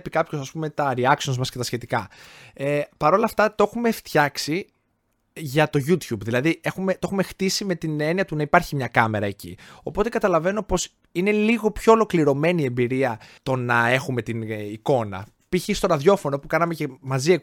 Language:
Greek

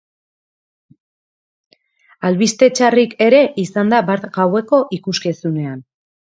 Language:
Basque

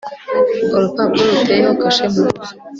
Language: Kinyarwanda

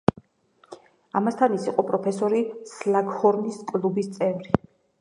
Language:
Georgian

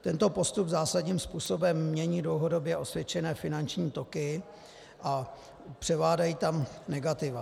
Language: Czech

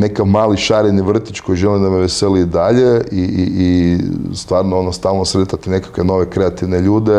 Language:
Croatian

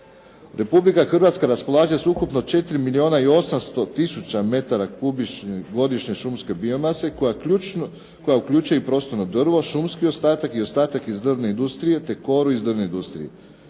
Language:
Croatian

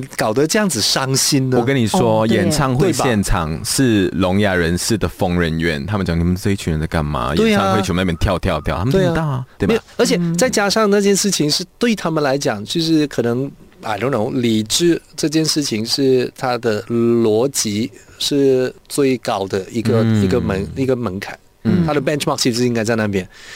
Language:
Chinese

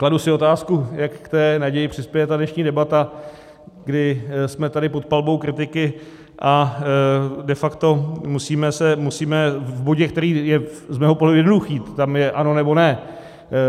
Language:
Czech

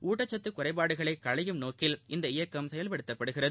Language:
Tamil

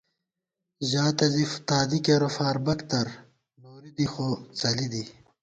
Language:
Gawar-Bati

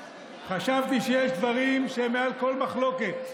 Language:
Hebrew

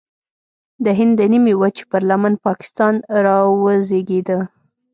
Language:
Pashto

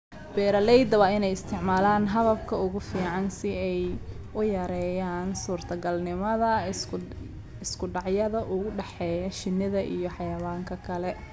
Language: Somali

